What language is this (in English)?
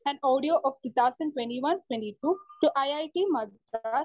Malayalam